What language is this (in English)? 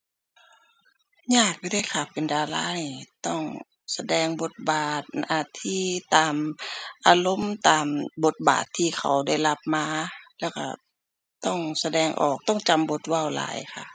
Thai